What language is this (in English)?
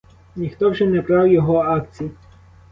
Ukrainian